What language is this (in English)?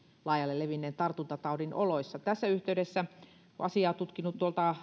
Finnish